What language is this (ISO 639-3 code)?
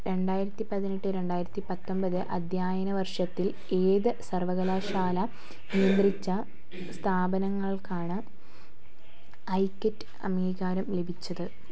mal